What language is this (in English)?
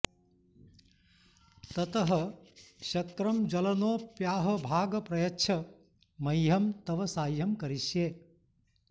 Sanskrit